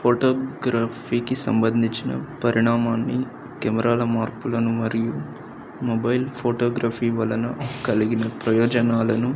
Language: Telugu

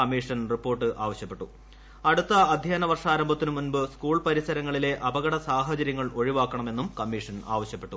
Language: Malayalam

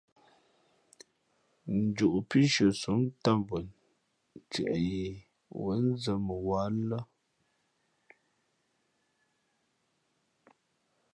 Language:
Fe'fe'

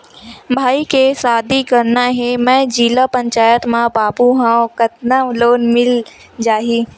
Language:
Chhattisgarhi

